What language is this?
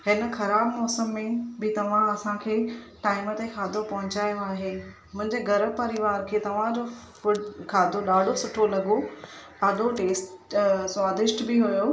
Sindhi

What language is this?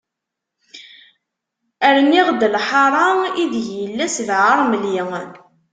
Kabyle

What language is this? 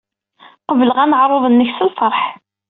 Kabyle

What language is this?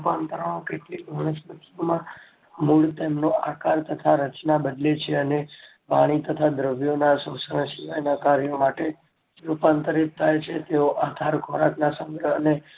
Gujarati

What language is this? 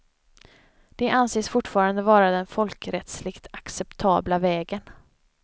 Swedish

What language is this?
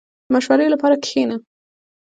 Pashto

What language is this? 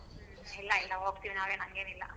Kannada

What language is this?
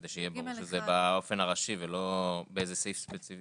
Hebrew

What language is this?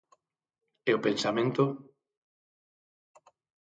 Galician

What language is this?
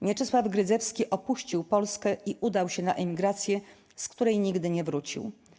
Polish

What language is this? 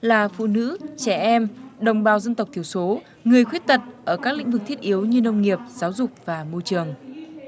Vietnamese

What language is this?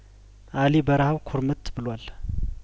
Amharic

